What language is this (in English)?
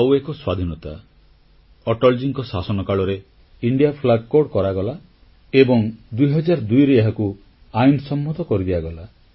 Odia